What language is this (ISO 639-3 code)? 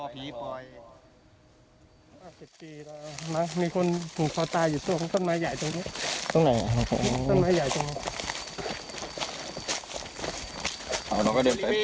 tha